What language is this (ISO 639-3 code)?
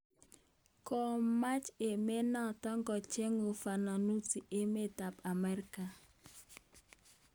kln